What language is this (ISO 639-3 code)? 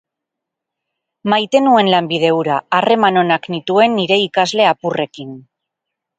eus